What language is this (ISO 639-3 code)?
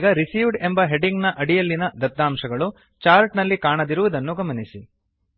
kan